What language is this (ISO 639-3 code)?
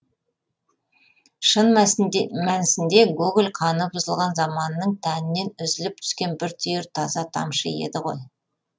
kaz